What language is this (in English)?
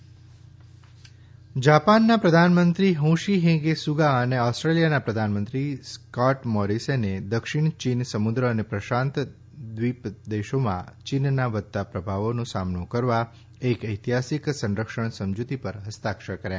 Gujarati